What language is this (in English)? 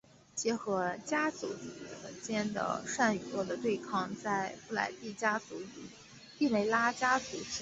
Chinese